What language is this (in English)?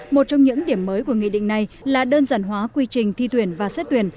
Vietnamese